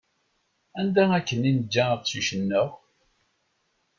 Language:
Kabyle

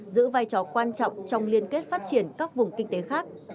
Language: Vietnamese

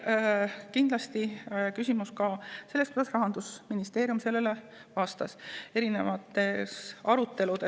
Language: Estonian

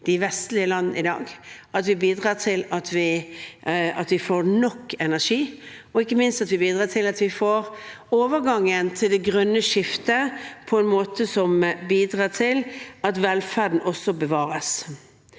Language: Norwegian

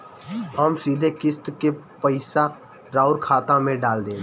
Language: Bhojpuri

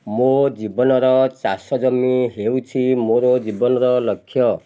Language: Odia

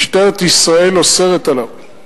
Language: Hebrew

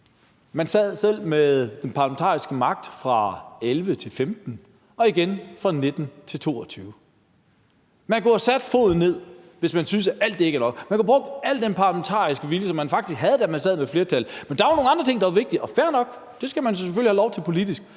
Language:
Danish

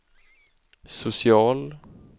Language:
Swedish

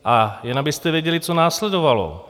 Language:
Czech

